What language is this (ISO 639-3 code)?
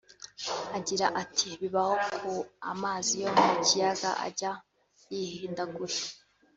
kin